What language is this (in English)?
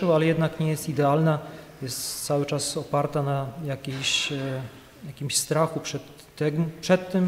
Polish